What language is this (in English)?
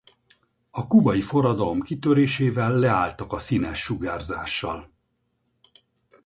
Hungarian